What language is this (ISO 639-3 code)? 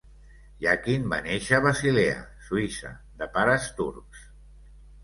cat